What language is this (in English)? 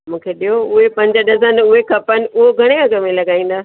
Sindhi